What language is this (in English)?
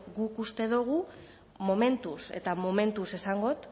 Basque